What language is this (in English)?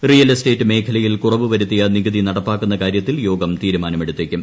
Malayalam